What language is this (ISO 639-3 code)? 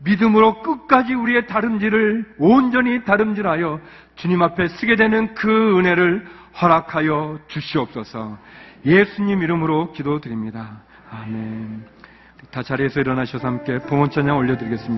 kor